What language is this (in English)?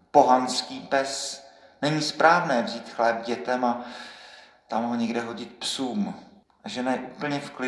Czech